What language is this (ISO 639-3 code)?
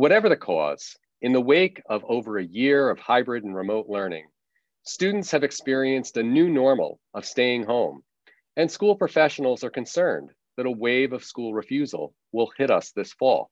eng